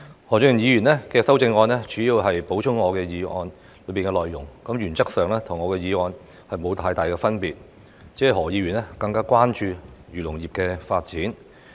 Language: Cantonese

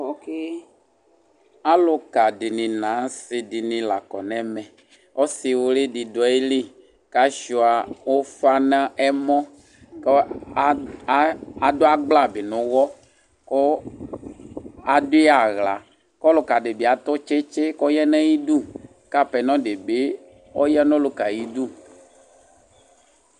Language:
Ikposo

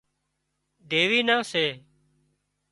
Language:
Wadiyara Koli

